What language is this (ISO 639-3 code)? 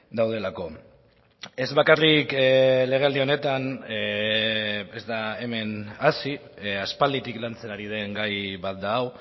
eus